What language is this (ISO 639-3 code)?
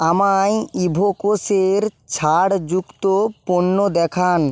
ben